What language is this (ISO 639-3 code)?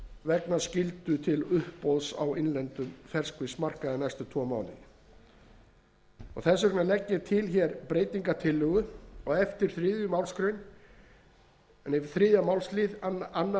isl